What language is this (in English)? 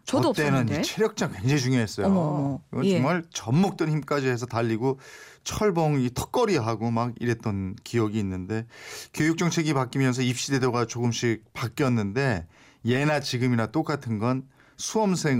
Korean